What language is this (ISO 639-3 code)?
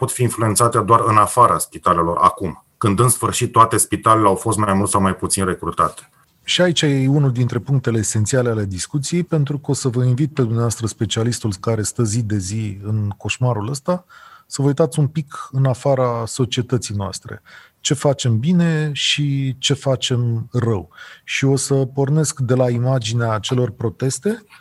ron